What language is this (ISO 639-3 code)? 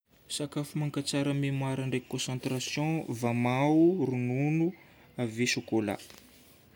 bmm